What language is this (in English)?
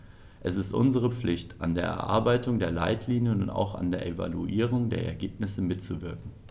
German